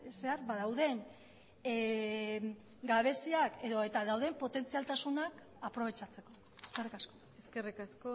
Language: Basque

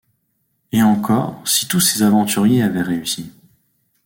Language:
French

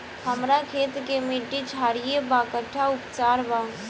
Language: Bhojpuri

